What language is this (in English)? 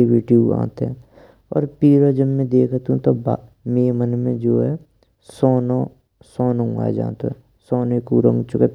Braj